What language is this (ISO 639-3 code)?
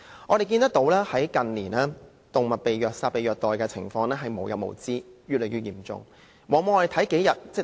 yue